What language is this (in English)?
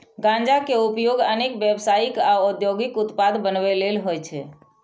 Maithili